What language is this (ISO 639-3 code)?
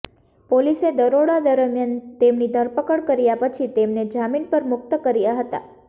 guj